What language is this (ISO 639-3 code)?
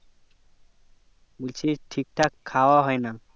ben